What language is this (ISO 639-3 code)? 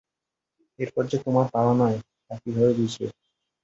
ben